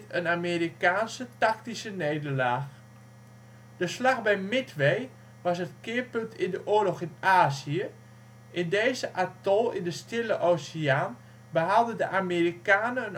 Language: Dutch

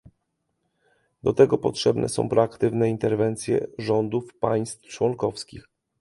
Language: Polish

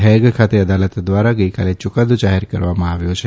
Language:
Gujarati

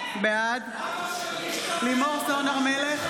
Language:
Hebrew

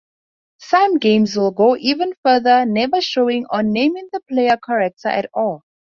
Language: English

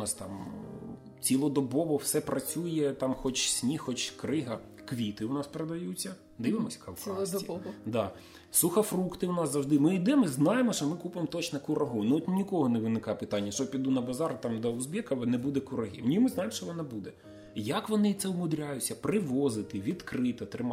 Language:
Ukrainian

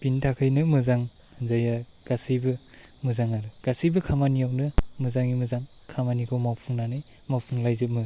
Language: Bodo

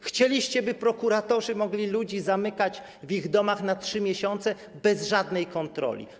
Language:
Polish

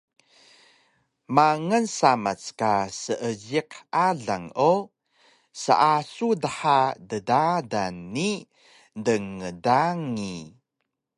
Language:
Taroko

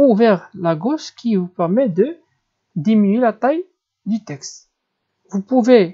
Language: French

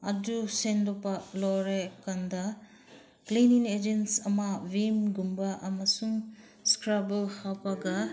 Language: Manipuri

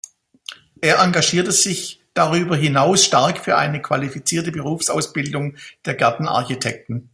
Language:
German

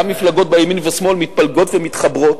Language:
Hebrew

